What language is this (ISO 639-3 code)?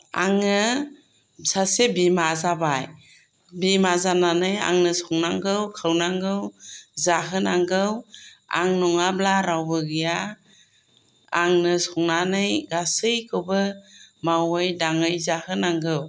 brx